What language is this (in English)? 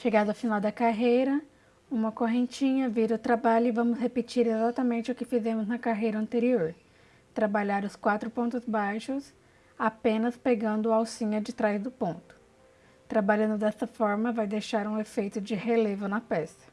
Portuguese